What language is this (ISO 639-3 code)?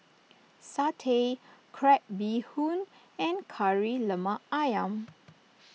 eng